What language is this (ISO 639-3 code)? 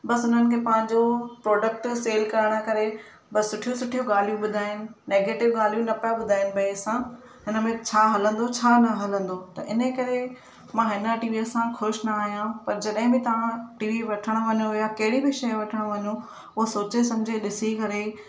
snd